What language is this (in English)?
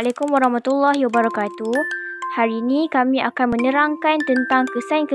Malay